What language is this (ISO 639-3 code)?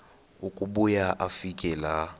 xho